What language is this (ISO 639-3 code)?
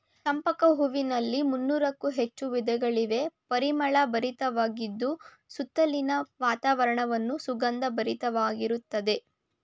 kan